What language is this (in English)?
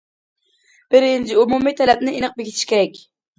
Uyghur